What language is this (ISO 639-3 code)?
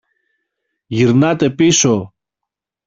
ell